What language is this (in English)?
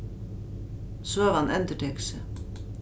Faroese